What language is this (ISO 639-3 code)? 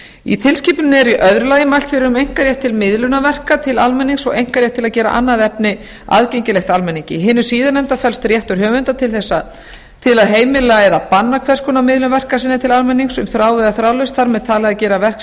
isl